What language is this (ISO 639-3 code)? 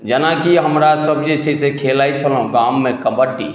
mai